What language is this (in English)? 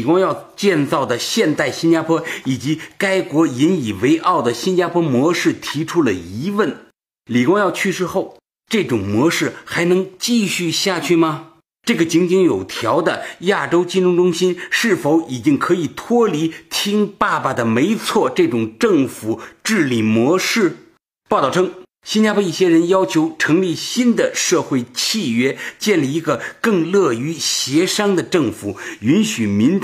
Chinese